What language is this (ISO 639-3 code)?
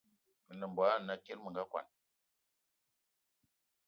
eto